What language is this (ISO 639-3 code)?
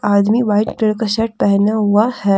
hin